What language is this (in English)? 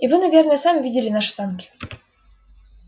Russian